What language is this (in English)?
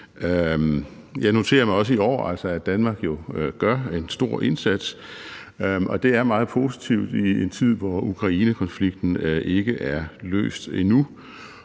Danish